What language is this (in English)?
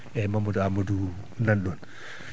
Fula